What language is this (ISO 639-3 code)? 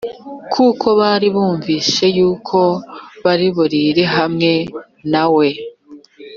kin